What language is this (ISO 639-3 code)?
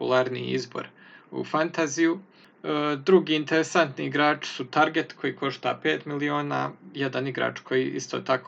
hrv